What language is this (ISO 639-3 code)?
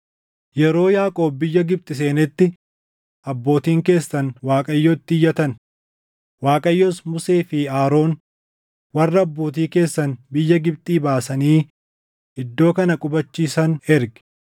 orm